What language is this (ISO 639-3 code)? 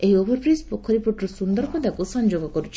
ori